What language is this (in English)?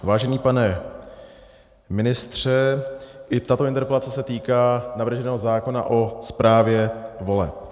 Czech